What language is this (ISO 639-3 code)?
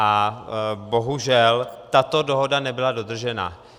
ces